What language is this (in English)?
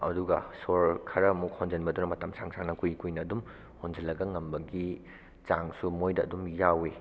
Manipuri